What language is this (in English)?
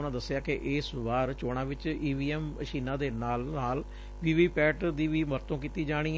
Punjabi